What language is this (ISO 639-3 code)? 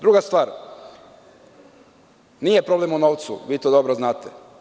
srp